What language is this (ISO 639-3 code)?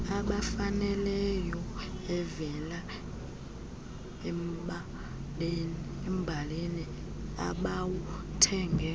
xho